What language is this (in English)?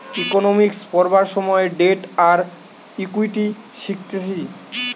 Bangla